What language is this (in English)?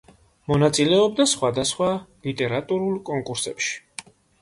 Georgian